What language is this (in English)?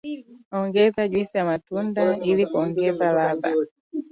Swahili